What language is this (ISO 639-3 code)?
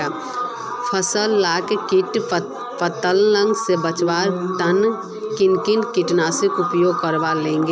mag